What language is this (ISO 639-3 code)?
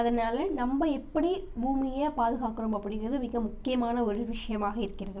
tam